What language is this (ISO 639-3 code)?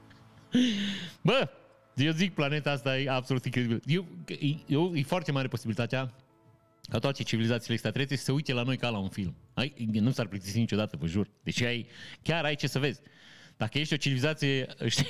ron